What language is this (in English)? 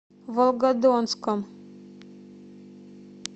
Russian